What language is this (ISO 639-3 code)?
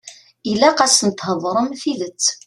kab